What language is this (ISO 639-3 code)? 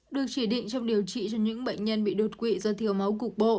vie